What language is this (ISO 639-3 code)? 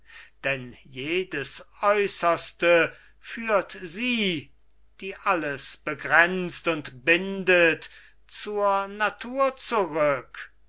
deu